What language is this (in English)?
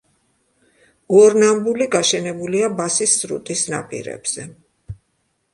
Georgian